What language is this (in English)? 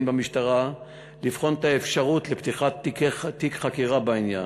Hebrew